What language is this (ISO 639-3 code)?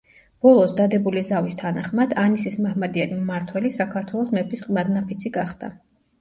kat